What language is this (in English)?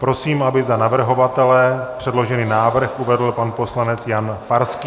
Czech